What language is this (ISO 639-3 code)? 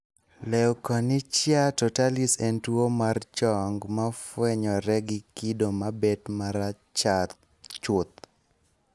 luo